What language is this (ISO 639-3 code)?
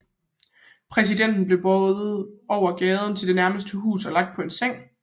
dan